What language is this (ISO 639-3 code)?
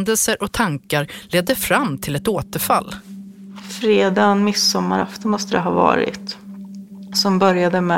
swe